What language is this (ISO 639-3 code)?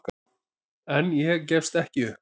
isl